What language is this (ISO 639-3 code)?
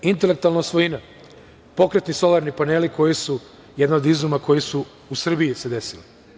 srp